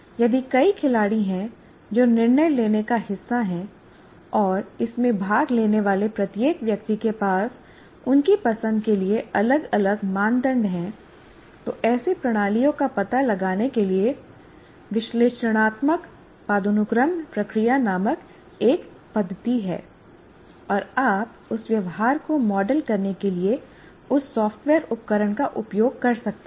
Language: Hindi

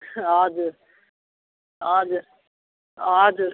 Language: Nepali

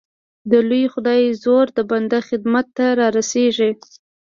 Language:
Pashto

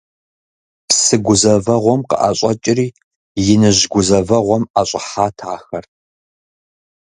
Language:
Kabardian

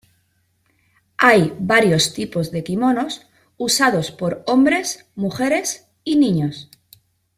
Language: Spanish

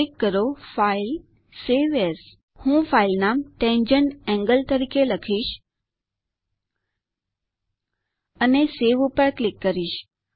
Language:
Gujarati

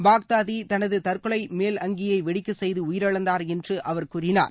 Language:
Tamil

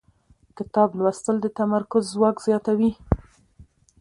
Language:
Pashto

